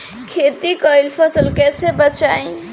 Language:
Bhojpuri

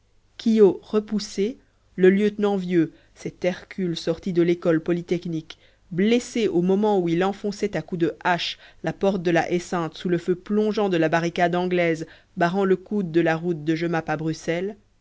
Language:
French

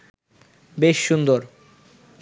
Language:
Bangla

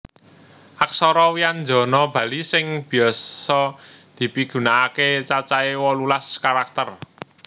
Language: Javanese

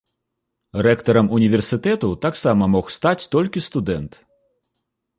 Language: Belarusian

